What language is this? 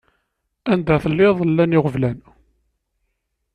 Kabyle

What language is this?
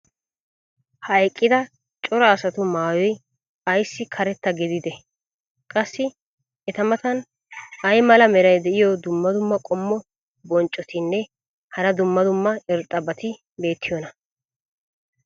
Wolaytta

